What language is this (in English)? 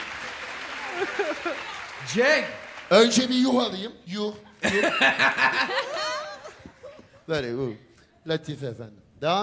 Turkish